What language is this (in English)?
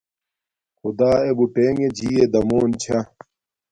Domaaki